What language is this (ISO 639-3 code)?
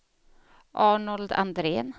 swe